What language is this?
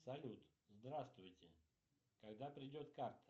Russian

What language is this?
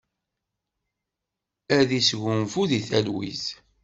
Kabyle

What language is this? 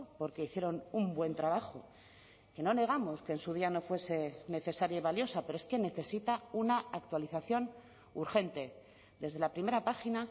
Spanish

